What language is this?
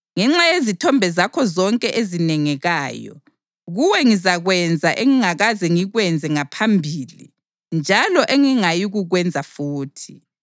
North Ndebele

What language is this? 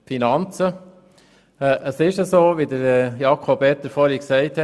Swiss German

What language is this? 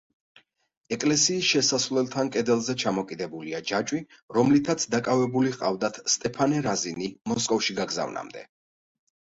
Georgian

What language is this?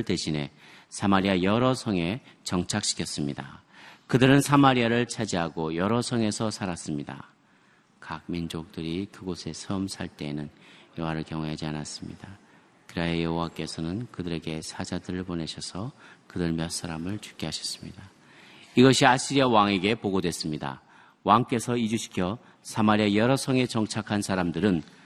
Korean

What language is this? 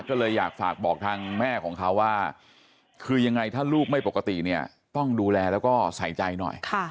Thai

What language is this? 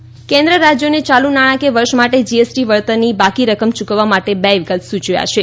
Gujarati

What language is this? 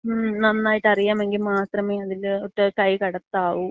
Malayalam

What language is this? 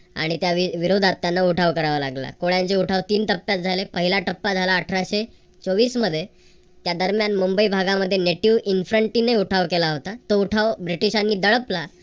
Marathi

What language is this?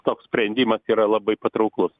Lithuanian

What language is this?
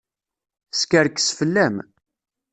Kabyle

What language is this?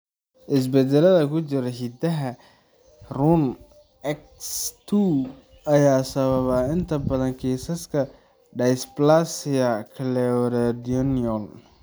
Somali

